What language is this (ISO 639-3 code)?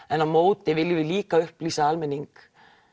isl